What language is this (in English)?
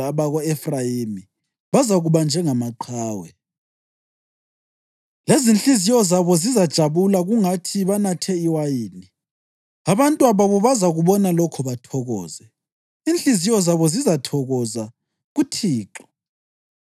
North Ndebele